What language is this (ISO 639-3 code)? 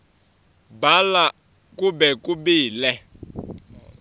ssw